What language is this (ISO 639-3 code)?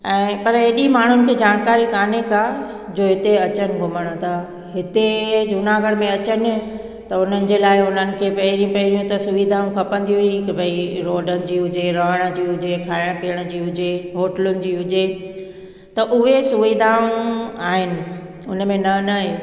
snd